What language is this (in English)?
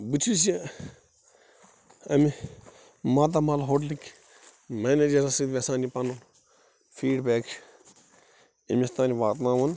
Kashmiri